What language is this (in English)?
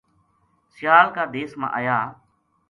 Gujari